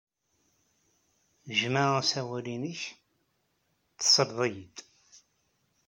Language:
Kabyle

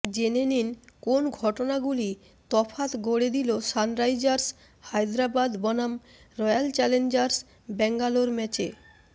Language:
Bangla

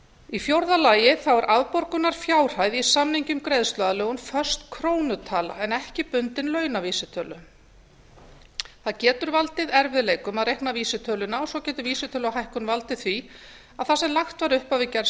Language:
Icelandic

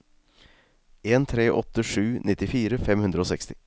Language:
Norwegian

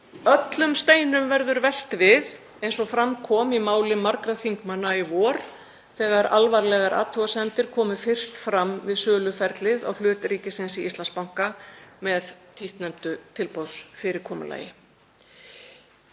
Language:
Icelandic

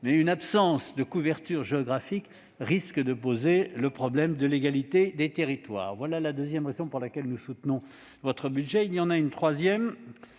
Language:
French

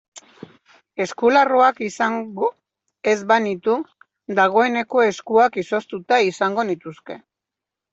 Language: Basque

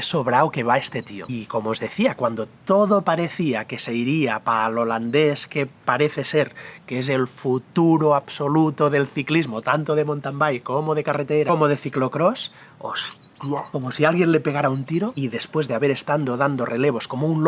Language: Spanish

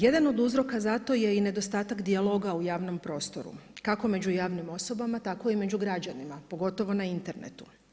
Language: Croatian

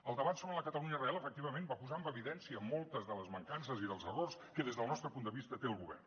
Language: Catalan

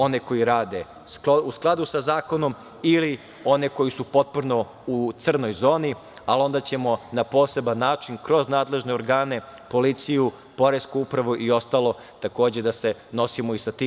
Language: Serbian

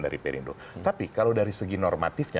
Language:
Indonesian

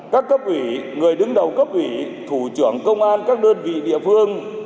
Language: Vietnamese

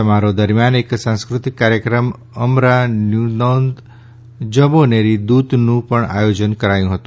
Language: Gujarati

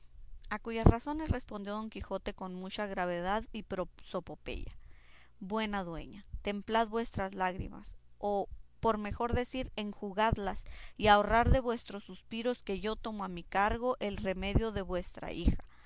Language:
Spanish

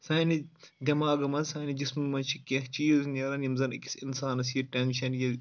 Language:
Kashmiri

